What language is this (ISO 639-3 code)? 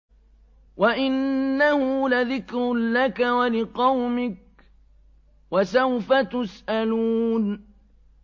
ara